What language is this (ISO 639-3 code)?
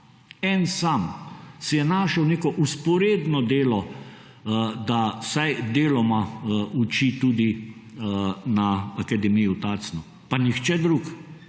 slv